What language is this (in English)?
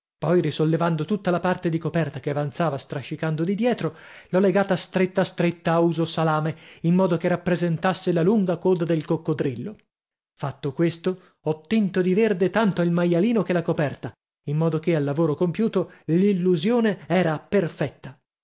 Italian